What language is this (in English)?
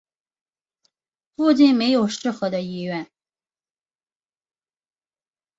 Chinese